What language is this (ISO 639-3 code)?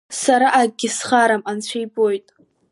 abk